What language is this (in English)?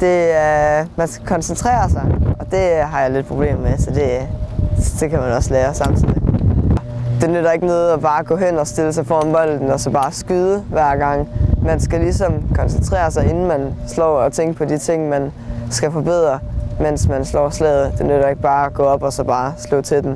Danish